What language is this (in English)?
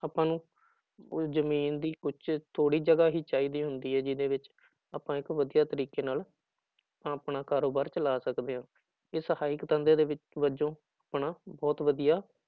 Punjabi